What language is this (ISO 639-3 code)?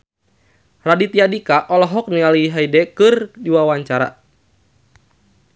sun